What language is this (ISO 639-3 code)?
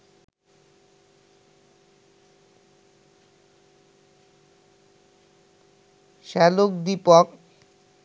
ben